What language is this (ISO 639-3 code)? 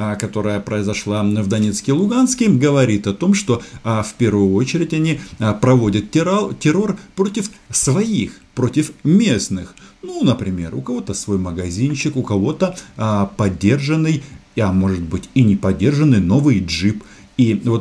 rus